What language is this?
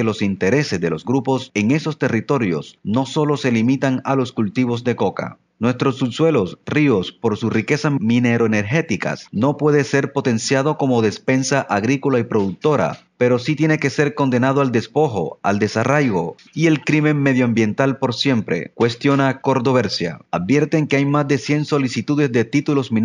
Spanish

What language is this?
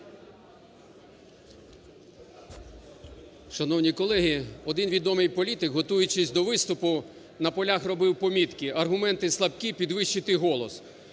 Ukrainian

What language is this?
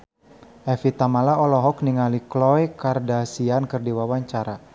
Sundanese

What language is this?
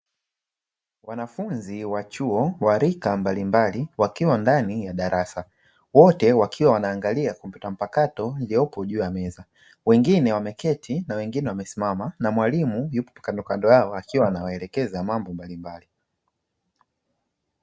Swahili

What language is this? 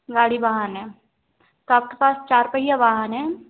Hindi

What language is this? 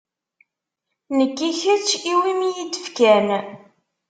Kabyle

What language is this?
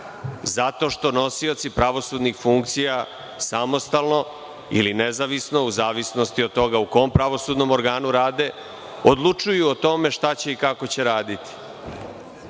Serbian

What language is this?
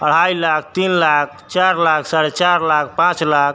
Maithili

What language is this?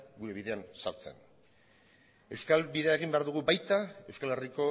Basque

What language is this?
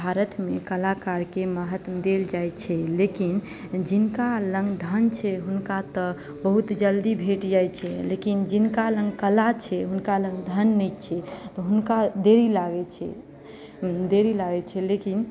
Maithili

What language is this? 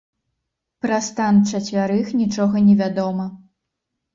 Belarusian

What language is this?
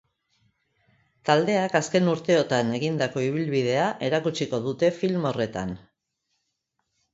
Basque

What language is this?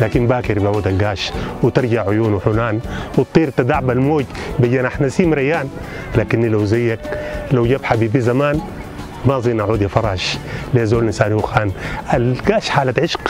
Arabic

